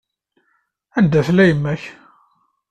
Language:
Kabyle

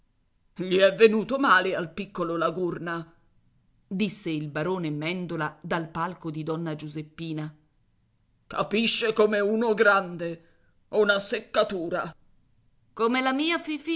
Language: Italian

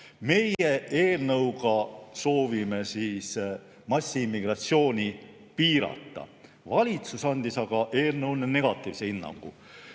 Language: Estonian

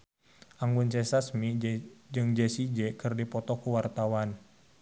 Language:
Sundanese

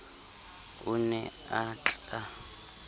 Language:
Southern Sotho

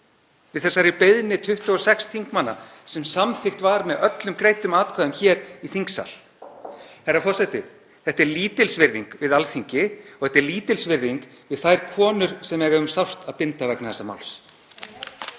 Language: Icelandic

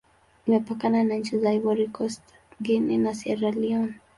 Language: Swahili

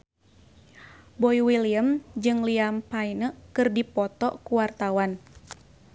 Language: Sundanese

